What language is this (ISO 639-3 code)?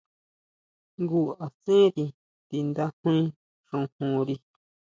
mau